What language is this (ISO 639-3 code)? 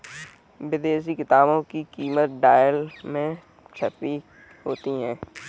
hin